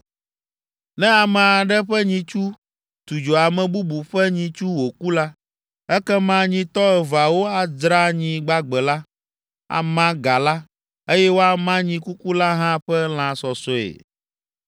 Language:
Ewe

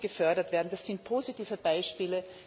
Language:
German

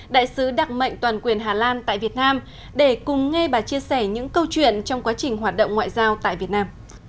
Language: Vietnamese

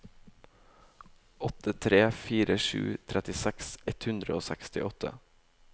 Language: Norwegian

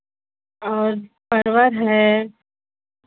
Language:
Hindi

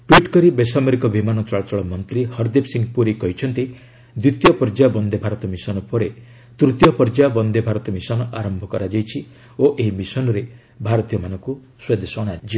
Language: Odia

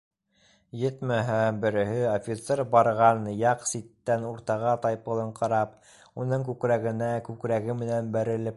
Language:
Bashkir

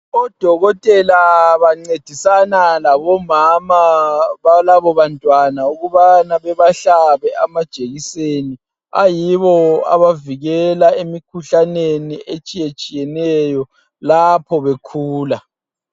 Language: North Ndebele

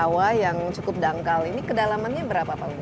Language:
Indonesian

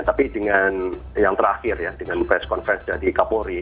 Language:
Indonesian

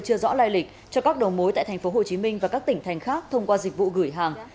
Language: Vietnamese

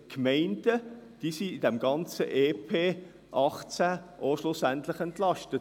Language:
Swiss German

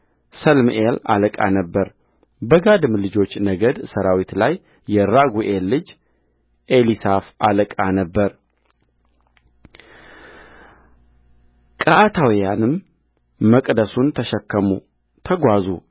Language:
Amharic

